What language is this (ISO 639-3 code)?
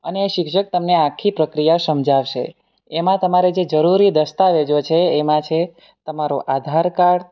guj